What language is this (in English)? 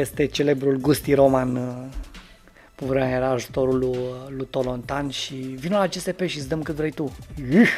Romanian